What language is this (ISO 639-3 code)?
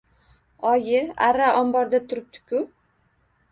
uzb